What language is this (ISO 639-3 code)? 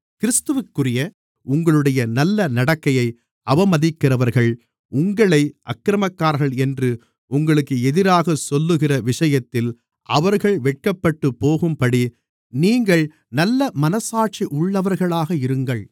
tam